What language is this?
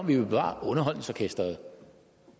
Danish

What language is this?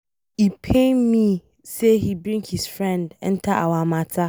Nigerian Pidgin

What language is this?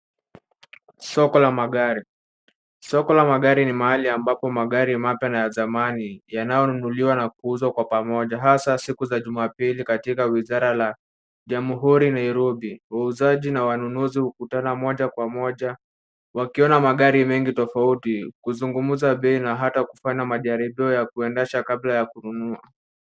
Swahili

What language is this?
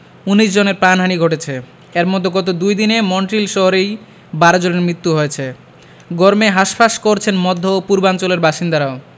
Bangla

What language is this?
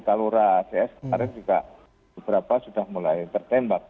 Indonesian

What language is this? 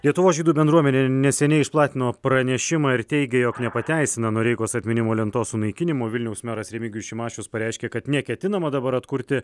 Lithuanian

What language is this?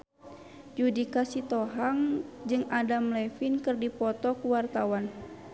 Sundanese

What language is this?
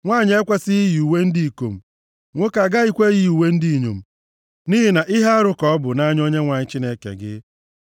Igbo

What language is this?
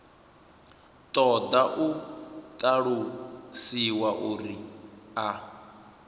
Venda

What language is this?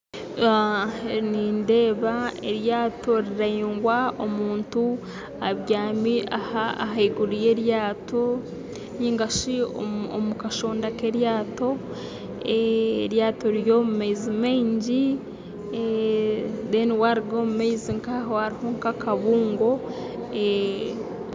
Nyankole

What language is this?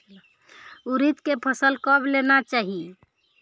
Chhattisgarhi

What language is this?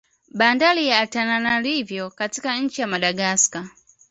Swahili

